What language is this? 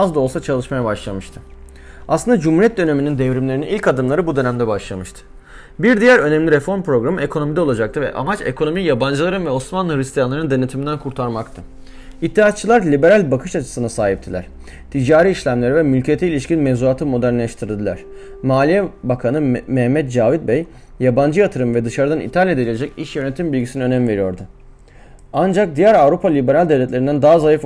Turkish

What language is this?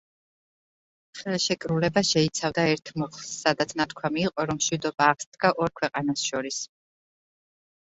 Georgian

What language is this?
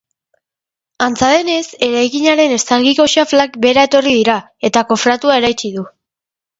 Basque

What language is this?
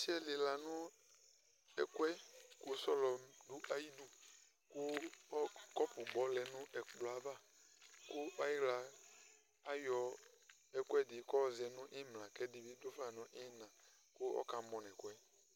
Ikposo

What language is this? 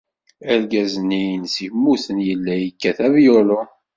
Kabyle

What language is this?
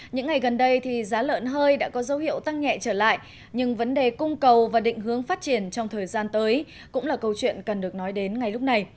Vietnamese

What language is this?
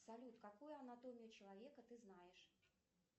Russian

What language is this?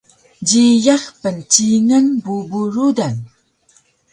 Taroko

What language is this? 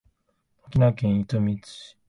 Japanese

